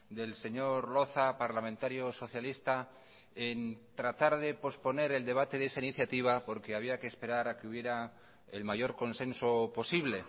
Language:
Spanish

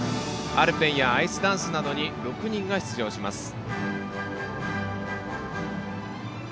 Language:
Japanese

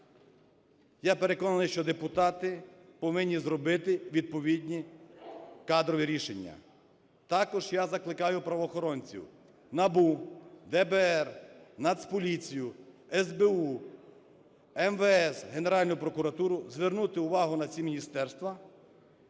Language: Ukrainian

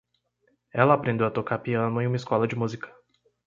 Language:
Portuguese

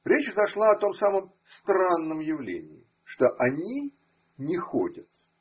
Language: Russian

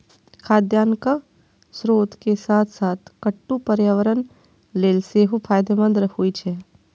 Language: Maithili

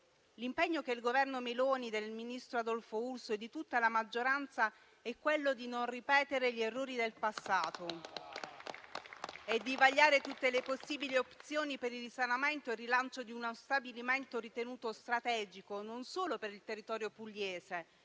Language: Italian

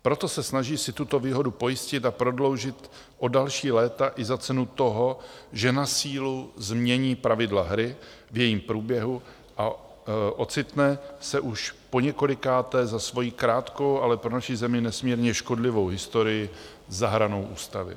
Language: Czech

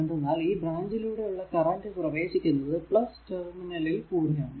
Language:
Malayalam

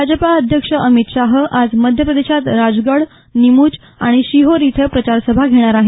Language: Marathi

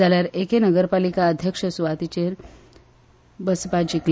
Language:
Konkani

